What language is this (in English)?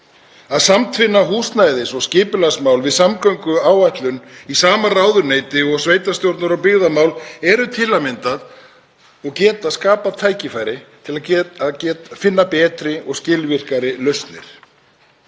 Icelandic